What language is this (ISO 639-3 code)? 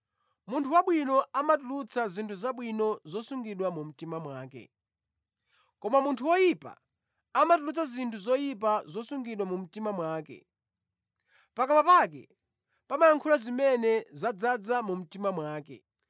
nya